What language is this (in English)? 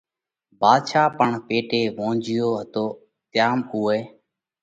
Parkari Koli